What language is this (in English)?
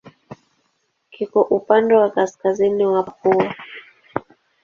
Swahili